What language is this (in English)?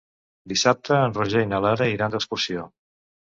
Catalan